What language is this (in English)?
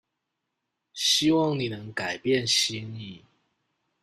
Chinese